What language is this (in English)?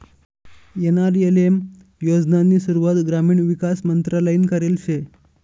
Marathi